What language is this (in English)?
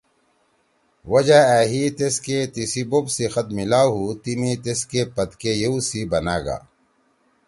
Torwali